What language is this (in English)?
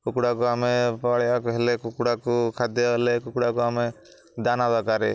Odia